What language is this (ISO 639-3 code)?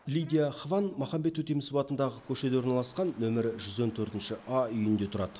kaz